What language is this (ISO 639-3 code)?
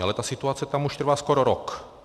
ces